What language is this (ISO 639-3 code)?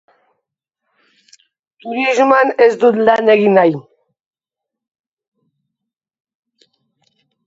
eus